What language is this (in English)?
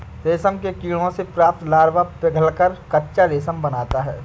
Hindi